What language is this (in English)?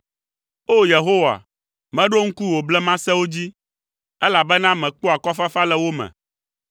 Ewe